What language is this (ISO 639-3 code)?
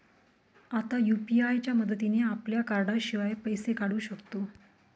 mar